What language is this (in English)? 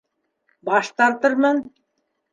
Bashkir